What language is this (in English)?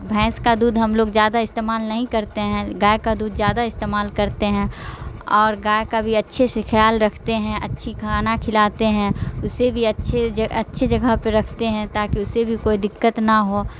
Urdu